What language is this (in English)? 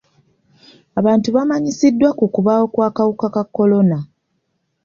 Ganda